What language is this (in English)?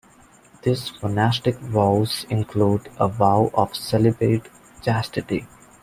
English